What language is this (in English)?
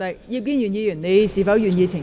Cantonese